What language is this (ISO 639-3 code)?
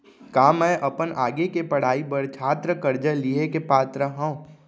hne